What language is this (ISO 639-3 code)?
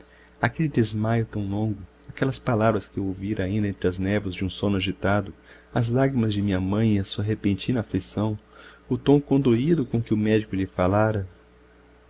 por